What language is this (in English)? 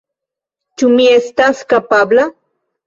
Esperanto